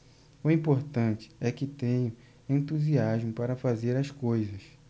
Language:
Portuguese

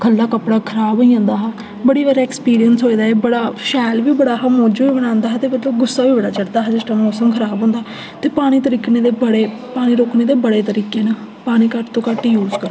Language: Dogri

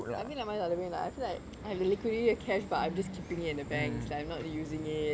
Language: English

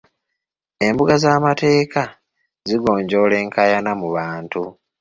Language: Ganda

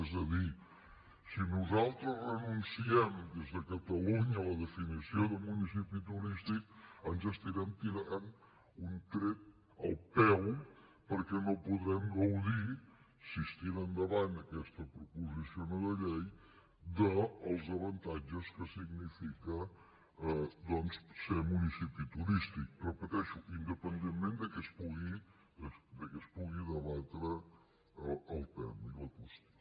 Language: Catalan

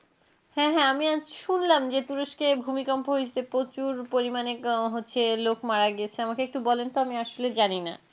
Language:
Bangla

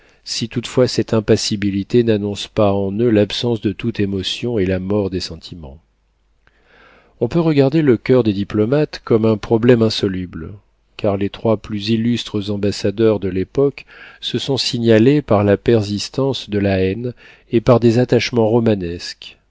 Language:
French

